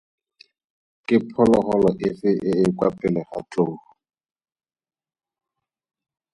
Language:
Tswana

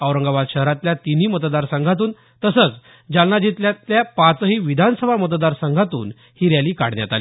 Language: Marathi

